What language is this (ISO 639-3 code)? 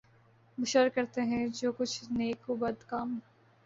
urd